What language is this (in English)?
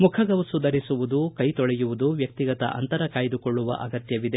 Kannada